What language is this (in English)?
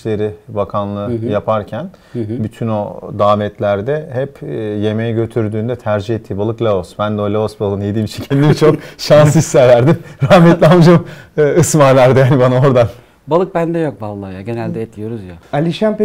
Turkish